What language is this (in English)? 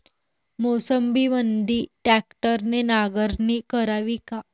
Marathi